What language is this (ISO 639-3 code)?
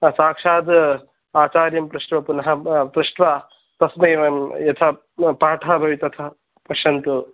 san